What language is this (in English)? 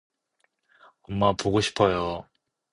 Korean